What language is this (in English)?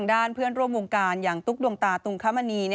Thai